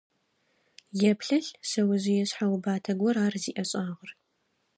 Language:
Adyghe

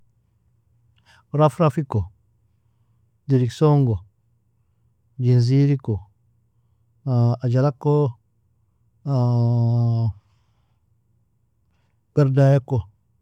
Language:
Nobiin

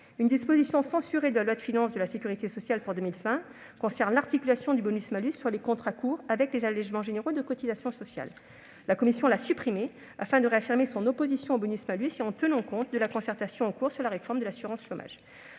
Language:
French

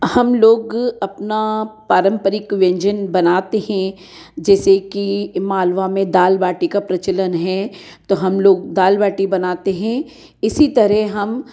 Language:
Hindi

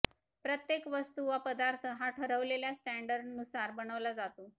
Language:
Marathi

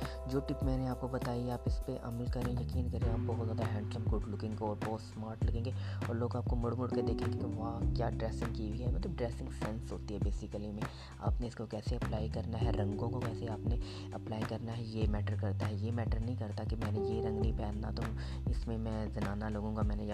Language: Urdu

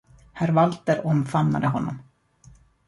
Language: Swedish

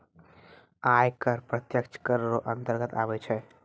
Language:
Maithili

